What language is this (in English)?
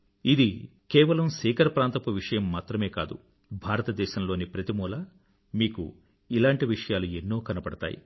Telugu